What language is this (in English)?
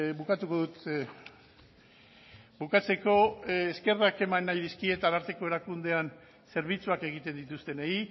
Basque